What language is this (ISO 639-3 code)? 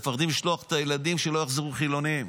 heb